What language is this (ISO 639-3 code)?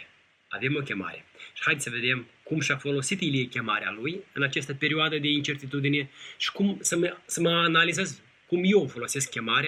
ron